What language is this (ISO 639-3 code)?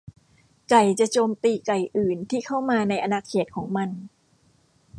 tha